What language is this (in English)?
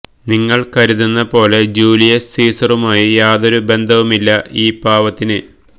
Malayalam